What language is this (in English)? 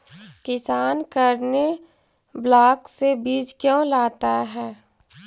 Magahi